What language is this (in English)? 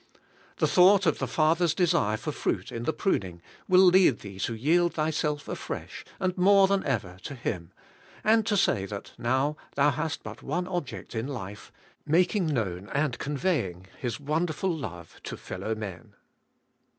English